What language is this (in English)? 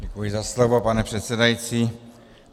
Czech